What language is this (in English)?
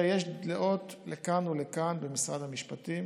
Hebrew